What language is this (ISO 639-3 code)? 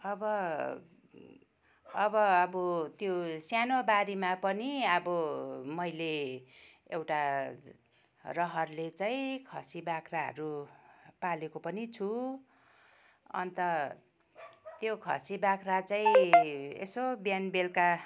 nep